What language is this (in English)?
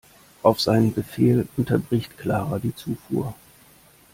German